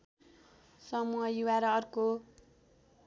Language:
Nepali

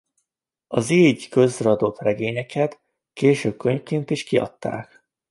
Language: Hungarian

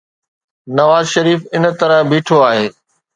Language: Sindhi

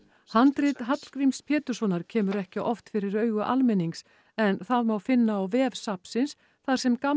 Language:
Icelandic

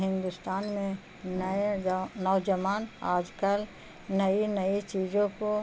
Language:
Urdu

